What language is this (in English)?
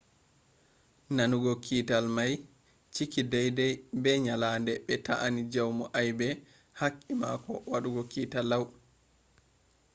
Fula